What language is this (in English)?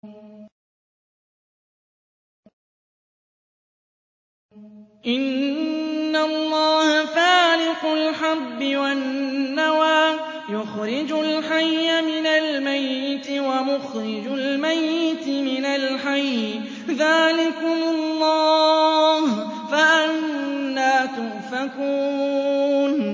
Arabic